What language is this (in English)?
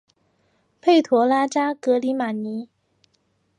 Chinese